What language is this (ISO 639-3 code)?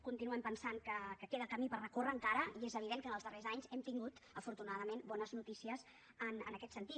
cat